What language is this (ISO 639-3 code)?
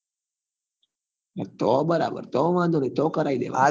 guj